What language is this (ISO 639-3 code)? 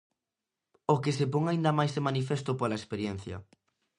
glg